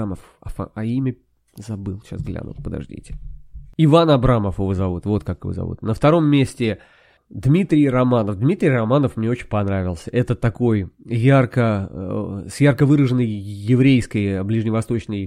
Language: Russian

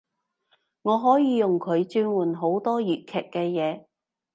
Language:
Cantonese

